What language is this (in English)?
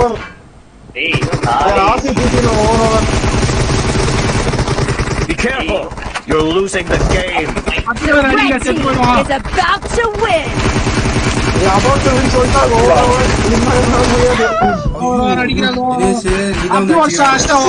Indonesian